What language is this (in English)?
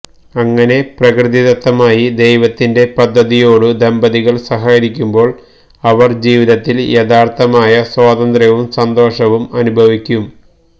Malayalam